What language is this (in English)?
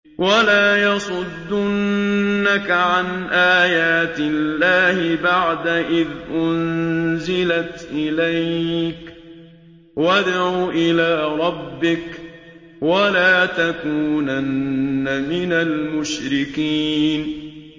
Arabic